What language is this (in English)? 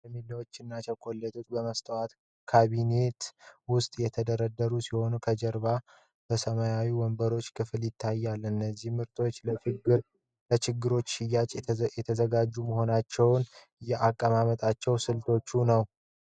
Amharic